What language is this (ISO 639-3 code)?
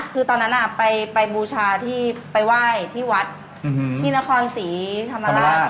tha